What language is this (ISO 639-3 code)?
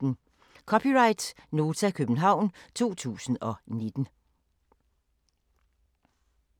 dan